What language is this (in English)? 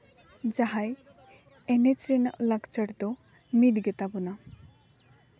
Santali